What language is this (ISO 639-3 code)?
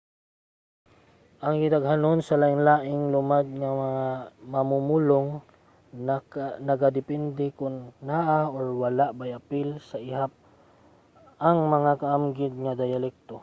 ceb